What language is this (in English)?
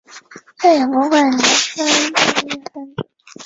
Chinese